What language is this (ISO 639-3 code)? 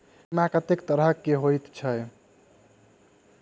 mai